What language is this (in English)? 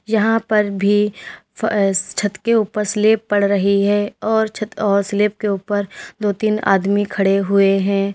Hindi